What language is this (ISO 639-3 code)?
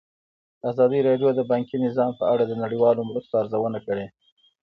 pus